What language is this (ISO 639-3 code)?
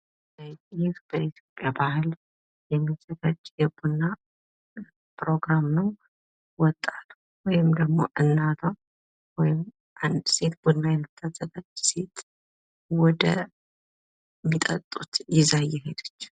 amh